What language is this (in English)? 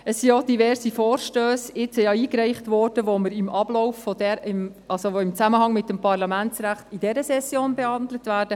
Swiss German